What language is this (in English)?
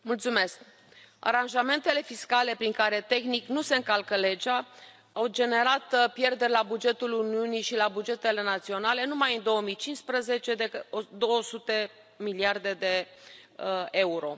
Romanian